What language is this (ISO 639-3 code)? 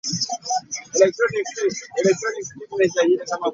lug